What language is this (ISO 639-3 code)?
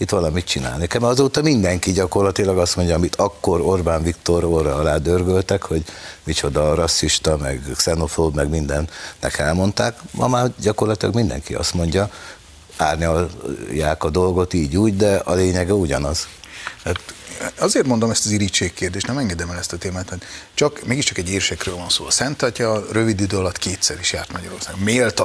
hun